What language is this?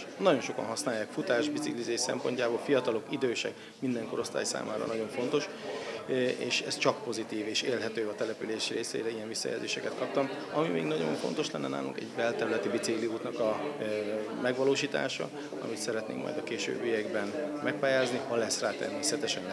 Hungarian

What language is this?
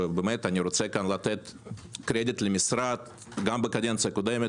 Hebrew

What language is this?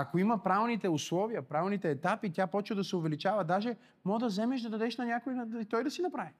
Bulgarian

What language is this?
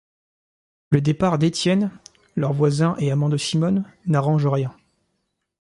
French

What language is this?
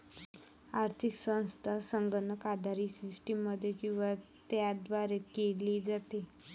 Marathi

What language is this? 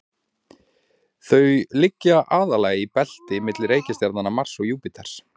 Icelandic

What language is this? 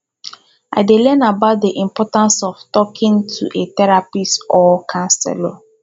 Nigerian Pidgin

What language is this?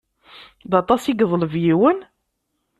Kabyle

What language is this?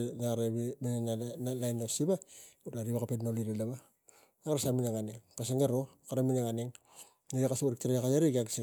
Tigak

